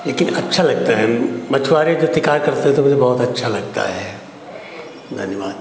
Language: Hindi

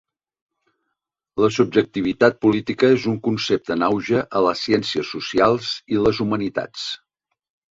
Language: Catalan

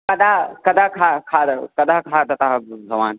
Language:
Sanskrit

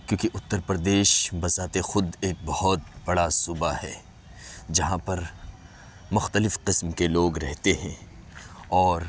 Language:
Urdu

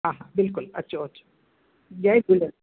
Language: Sindhi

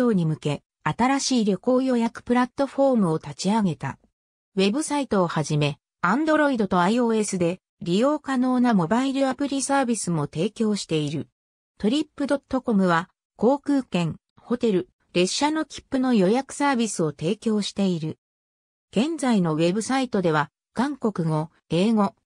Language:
Japanese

